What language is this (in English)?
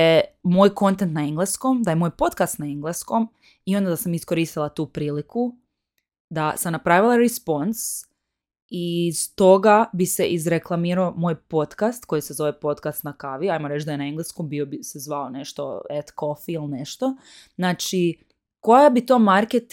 Croatian